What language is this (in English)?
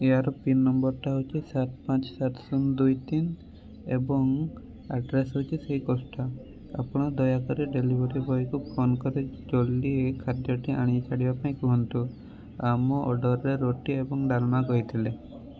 Odia